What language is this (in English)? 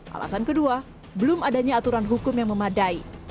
Indonesian